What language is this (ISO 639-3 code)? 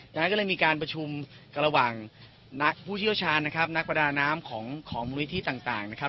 tha